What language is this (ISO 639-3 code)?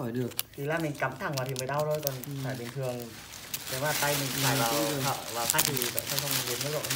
vie